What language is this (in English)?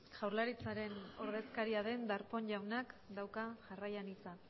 Basque